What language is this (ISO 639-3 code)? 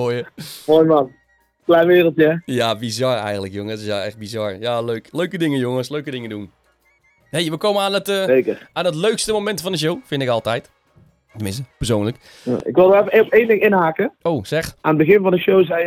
nld